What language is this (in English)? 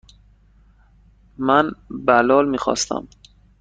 Persian